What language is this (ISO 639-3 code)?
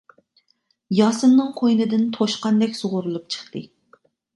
uig